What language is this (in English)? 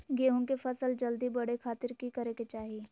Magahi